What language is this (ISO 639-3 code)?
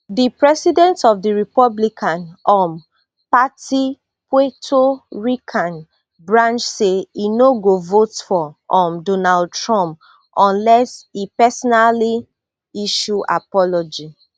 pcm